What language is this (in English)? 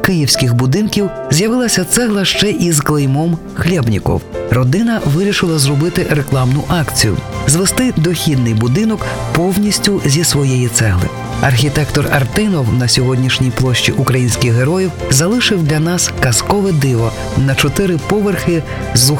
Ukrainian